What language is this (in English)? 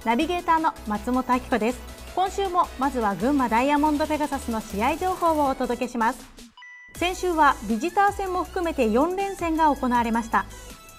Japanese